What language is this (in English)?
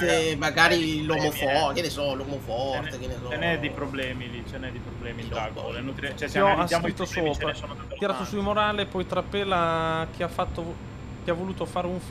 Italian